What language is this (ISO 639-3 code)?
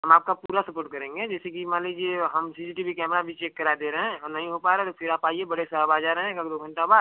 hin